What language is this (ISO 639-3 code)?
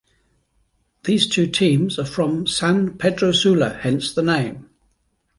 eng